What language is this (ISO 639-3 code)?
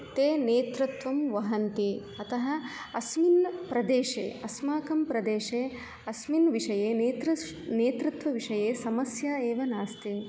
san